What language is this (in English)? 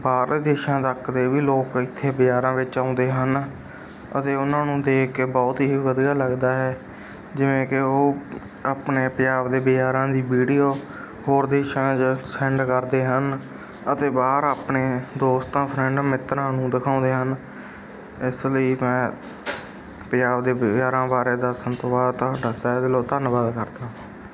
Punjabi